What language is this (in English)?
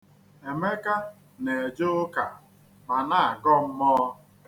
Igbo